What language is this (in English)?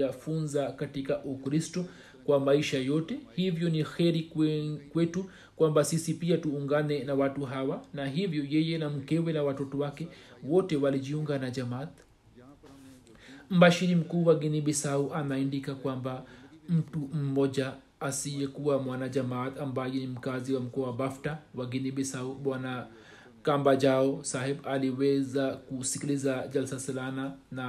Swahili